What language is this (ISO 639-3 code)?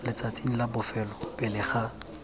tsn